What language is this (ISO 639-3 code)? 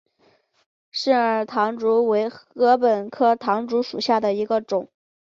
zho